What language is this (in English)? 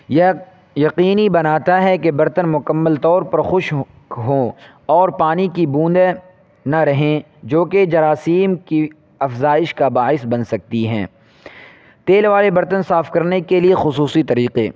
Urdu